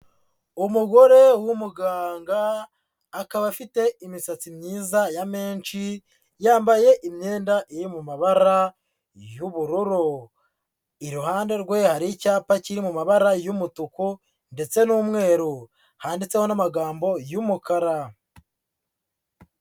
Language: Kinyarwanda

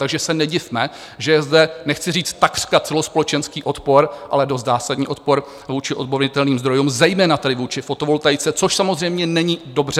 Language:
Czech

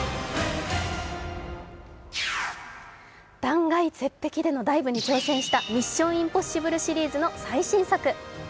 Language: Japanese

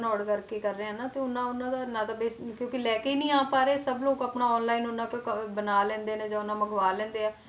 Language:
Punjabi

